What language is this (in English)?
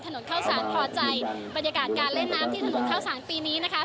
Thai